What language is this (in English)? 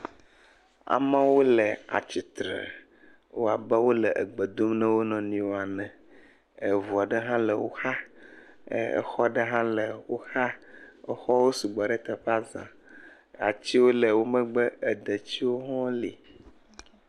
Ewe